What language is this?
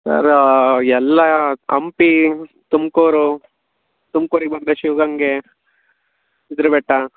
Kannada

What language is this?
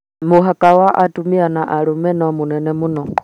Kikuyu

